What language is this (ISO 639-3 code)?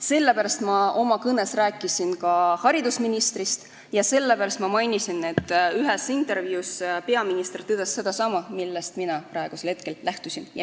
est